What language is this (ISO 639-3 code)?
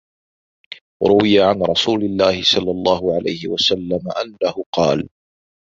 ara